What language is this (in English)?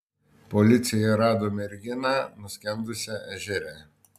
Lithuanian